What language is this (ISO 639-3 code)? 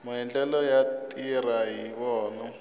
tso